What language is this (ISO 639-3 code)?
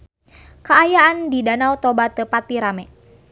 sun